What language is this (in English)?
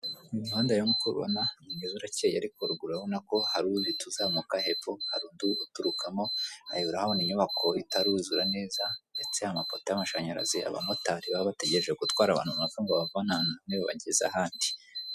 Kinyarwanda